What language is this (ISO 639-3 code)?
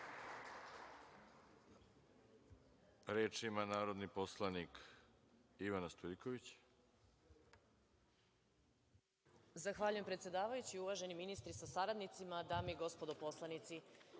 srp